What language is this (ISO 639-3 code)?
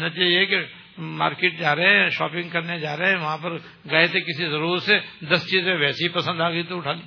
urd